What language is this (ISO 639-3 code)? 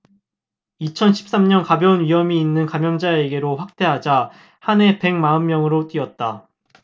kor